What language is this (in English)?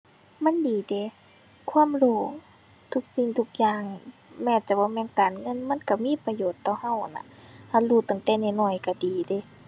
Thai